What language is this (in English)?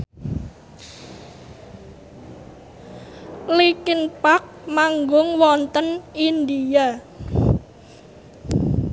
Javanese